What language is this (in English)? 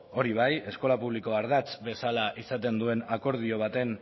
Basque